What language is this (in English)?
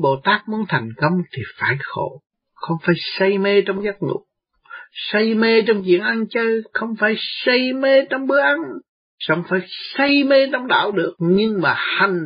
Vietnamese